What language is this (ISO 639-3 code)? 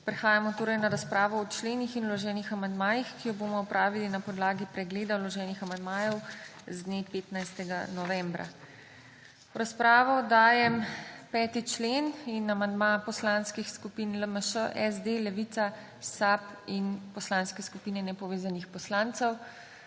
slv